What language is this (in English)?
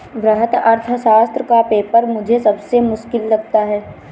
Hindi